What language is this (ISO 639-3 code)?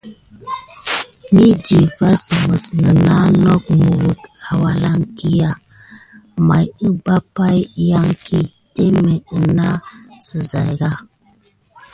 gid